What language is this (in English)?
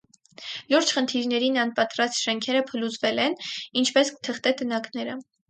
Armenian